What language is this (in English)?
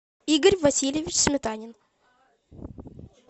Russian